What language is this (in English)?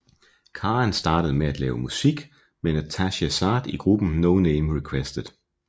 Danish